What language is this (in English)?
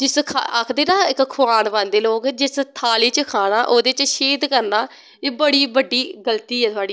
Dogri